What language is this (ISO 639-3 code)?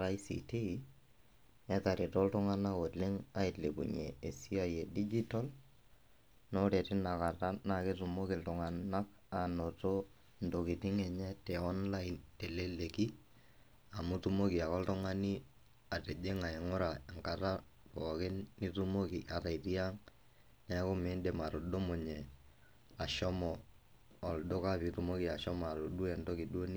mas